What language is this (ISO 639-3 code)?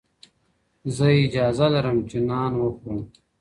pus